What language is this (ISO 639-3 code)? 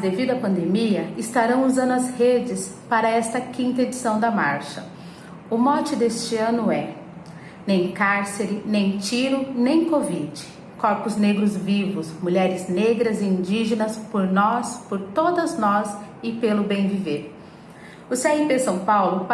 por